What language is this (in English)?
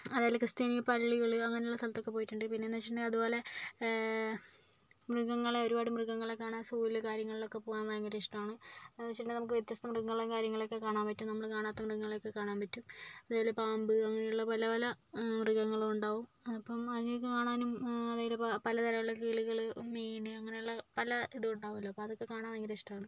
Malayalam